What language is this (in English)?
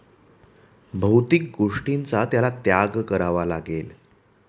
Marathi